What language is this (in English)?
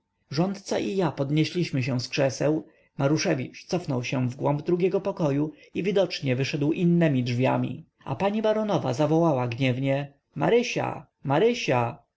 Polish